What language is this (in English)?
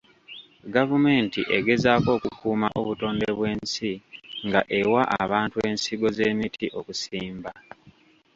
Ganda